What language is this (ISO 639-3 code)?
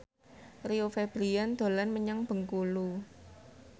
jav